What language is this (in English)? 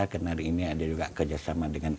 Indonesian